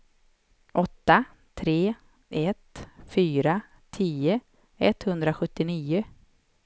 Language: Swedish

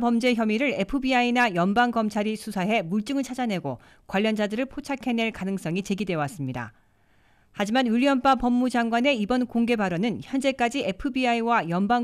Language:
Korean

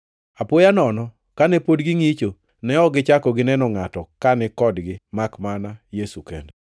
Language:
Luo (Kenya and Tanzania)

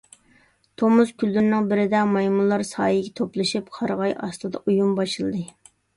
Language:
Uyghur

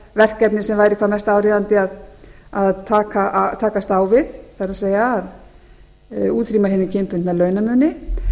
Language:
Icelandic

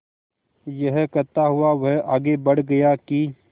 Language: Hindi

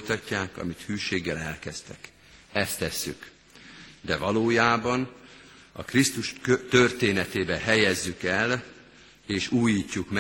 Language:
Hungarian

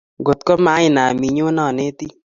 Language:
Kalenjin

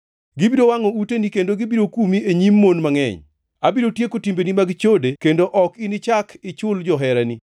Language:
Luo (Kenya and Tanzania)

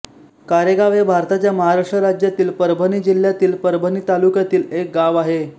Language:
Marathi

